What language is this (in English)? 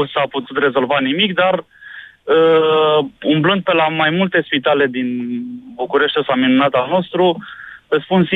Romanian